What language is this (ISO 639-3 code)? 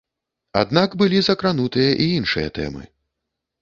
bel